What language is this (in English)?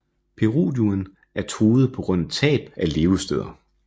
Danish